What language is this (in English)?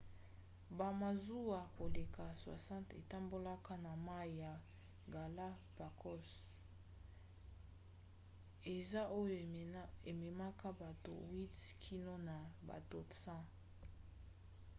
Lingala